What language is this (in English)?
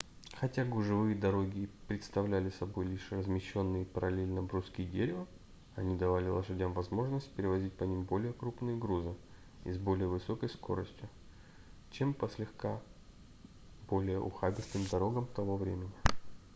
Russian